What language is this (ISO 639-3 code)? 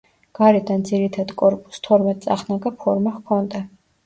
kat